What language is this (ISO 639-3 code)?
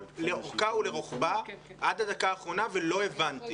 heb